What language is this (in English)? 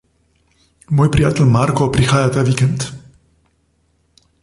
Slovenian